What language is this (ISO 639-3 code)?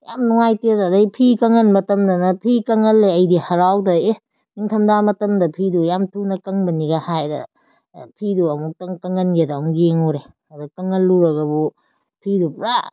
mni